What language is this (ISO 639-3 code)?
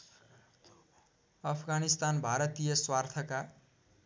nep